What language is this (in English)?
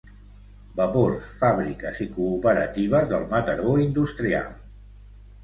Catalan